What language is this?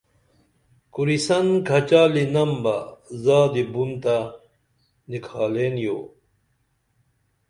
Dameli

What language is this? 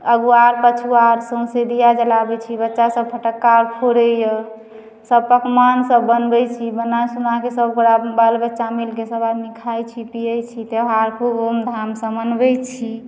Maithili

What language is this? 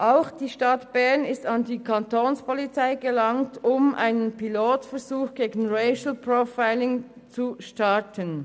Swiss German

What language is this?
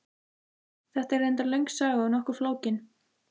Icelandic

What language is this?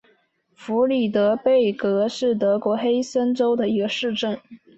Chinese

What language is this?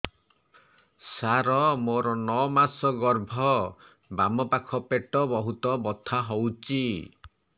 Odia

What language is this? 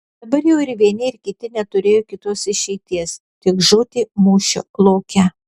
Lithuanian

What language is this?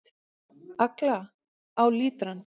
Icelandic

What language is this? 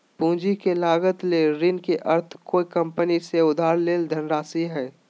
Magahi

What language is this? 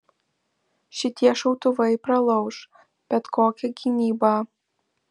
Lithuanian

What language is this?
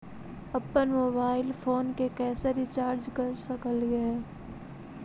Magahi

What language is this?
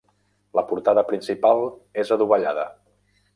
Catalan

